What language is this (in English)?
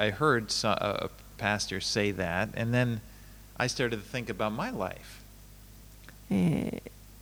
Japanese